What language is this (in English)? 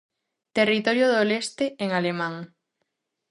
Galician